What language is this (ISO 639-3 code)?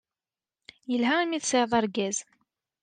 kab